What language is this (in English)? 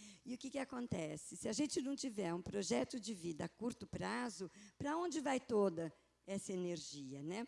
Portuguese